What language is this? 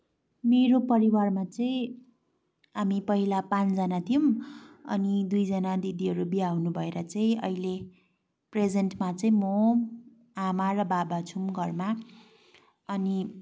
Nepali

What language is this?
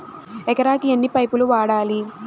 Telugu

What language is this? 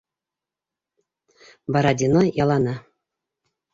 Bashkir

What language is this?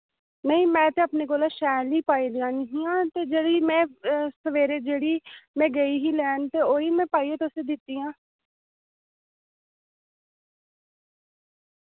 Dogri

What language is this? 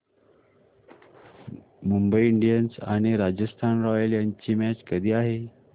Marathi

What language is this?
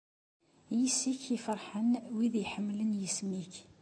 Kabyle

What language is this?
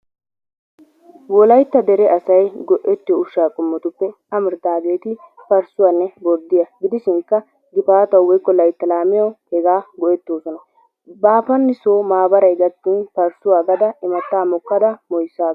Wolaytta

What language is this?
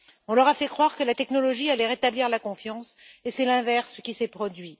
French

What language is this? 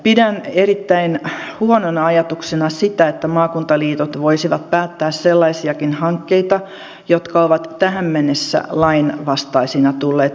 Finnish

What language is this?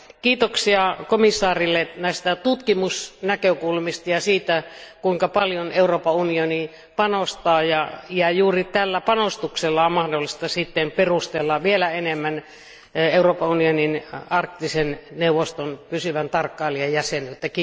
Finnish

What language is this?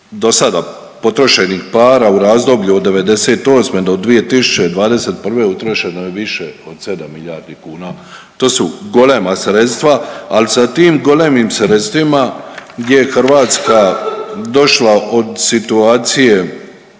Croatian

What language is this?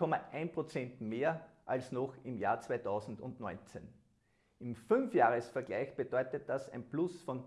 German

